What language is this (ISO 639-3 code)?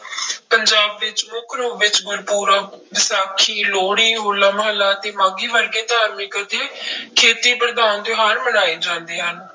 pan